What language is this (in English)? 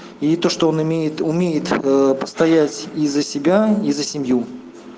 Russian